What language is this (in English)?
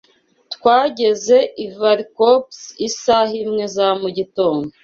Kinyarwanda